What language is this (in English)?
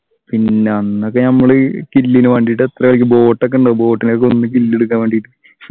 Malayalam